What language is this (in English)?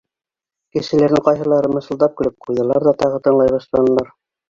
Bashkir